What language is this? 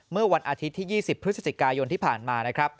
Thai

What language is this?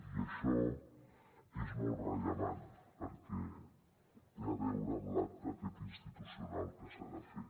Catalan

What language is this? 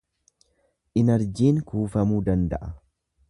Oromo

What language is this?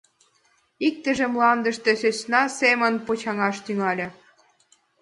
Mari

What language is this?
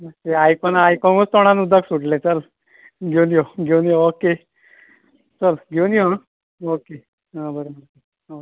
Konkani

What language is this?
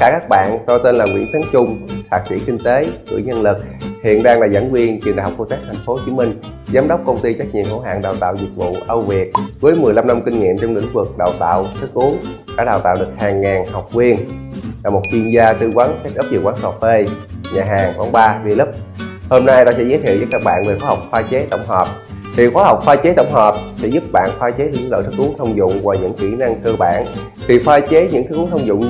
Vietnamese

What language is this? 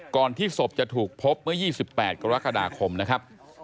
Thai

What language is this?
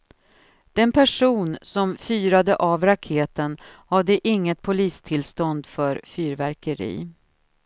Swedish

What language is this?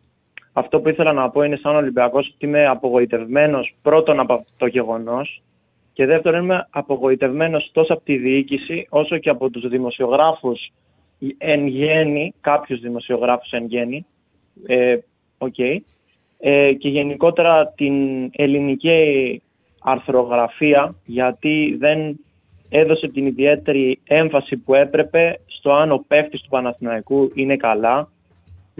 Greek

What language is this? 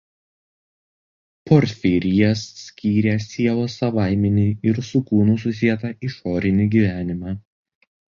Lithuanian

